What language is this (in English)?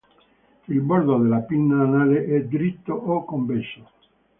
Italian